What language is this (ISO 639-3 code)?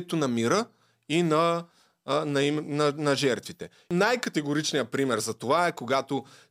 bul